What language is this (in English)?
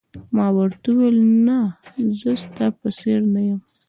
Pashto